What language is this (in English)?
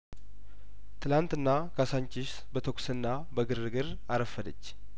Amharic